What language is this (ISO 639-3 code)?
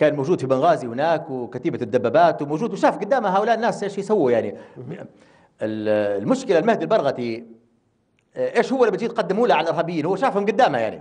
ara